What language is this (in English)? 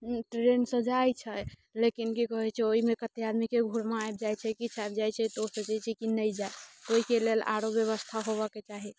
Maithili